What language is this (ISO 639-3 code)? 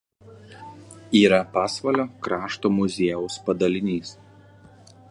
lit